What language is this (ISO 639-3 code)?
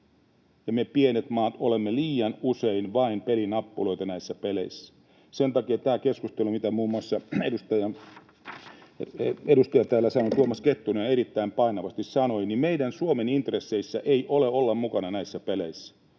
fin